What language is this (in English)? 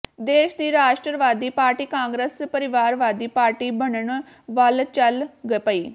Punjabi